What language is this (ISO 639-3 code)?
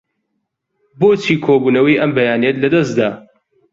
ckb